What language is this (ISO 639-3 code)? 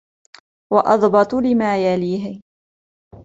ara